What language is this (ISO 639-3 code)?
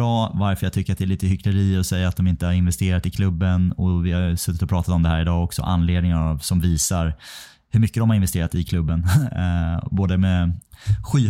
swe